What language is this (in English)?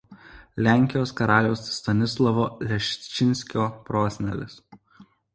Lithuanian